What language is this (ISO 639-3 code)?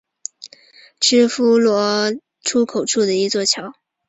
zho